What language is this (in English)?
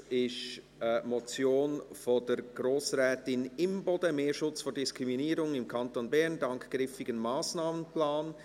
Swiss German